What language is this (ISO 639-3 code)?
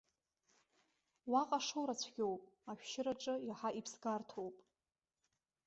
abk